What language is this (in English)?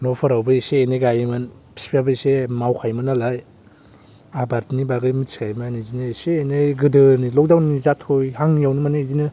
Bodo